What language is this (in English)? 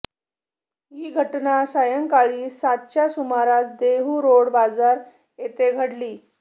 Marathi